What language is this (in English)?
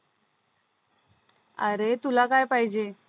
Marathi